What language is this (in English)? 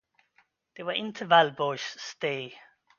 Swedish